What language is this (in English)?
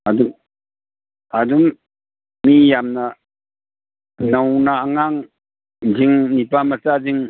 Manipuri